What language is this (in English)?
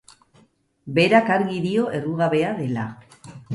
Basque